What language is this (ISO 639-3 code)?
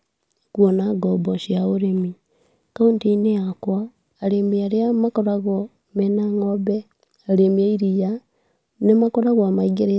kik